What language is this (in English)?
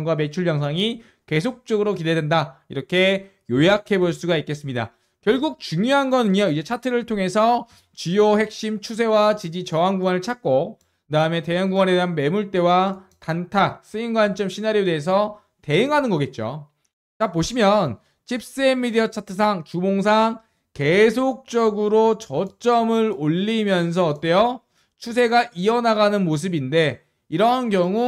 Korean